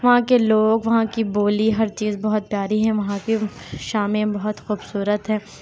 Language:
Urdu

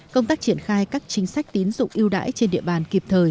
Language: Vietnamese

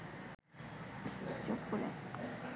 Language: Bangla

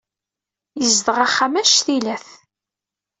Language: Kabyle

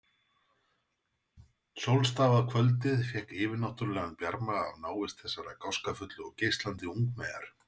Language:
Icelandic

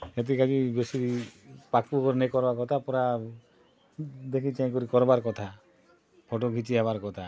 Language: Odia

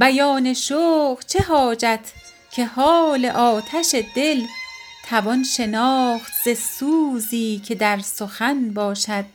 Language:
Persian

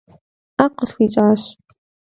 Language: Kabardian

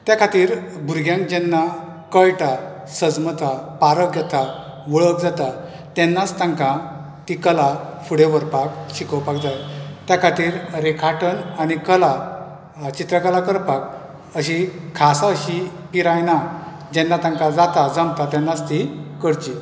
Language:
Konkani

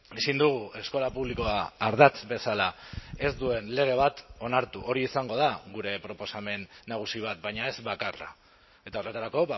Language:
Basque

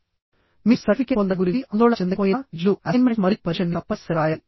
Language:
Telugu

